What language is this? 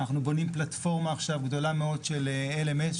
Hebrew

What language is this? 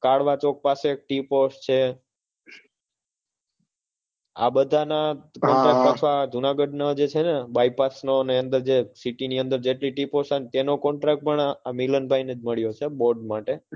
Gujarati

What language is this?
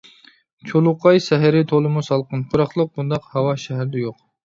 Uyghur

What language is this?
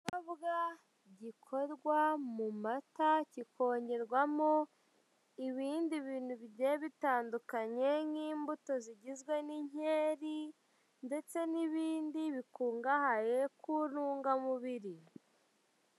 Kinyarwanda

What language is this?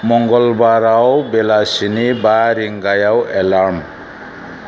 Bodo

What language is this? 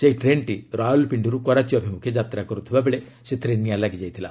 Odia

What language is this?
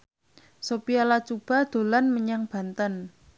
Javanese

